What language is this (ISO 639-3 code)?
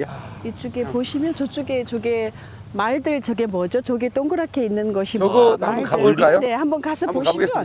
kor